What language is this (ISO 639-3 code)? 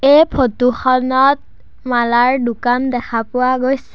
asm